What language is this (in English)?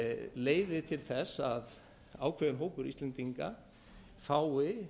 Icelandic